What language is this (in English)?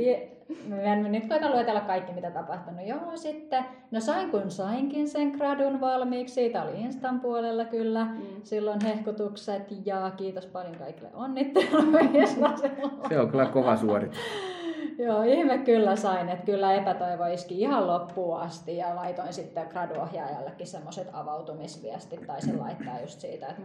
Finnish